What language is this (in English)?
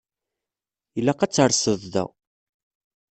Kabyle